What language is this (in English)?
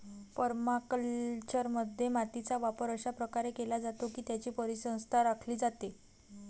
Marathi